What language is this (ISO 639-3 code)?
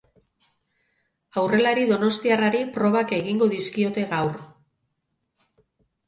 eus